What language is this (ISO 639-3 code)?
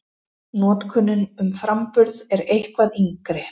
isl